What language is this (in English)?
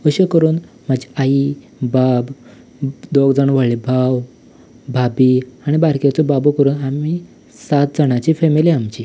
Konkani